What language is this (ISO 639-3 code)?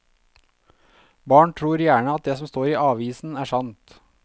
nor